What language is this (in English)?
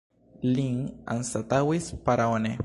Esperanto